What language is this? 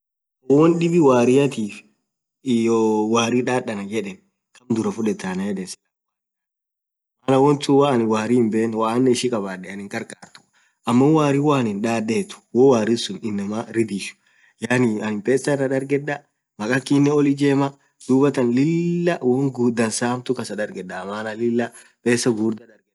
Orma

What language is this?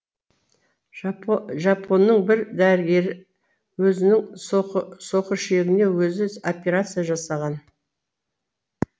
Kazakh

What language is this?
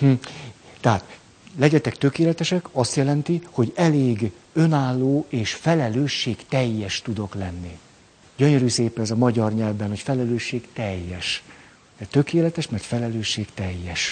Hungarian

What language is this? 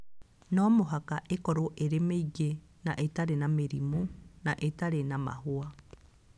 Kikuyu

